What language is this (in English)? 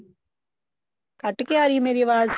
Punjabi